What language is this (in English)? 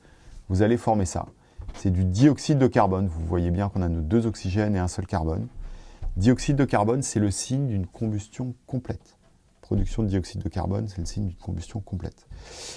French